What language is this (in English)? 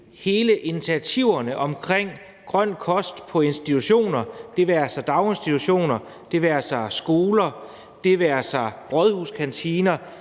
Danish